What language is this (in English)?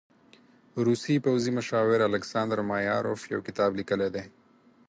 Pashto